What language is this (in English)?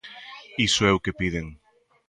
Galician